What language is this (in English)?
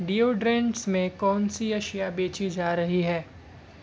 Urdu